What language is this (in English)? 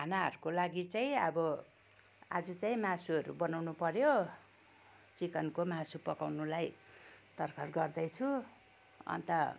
Nepali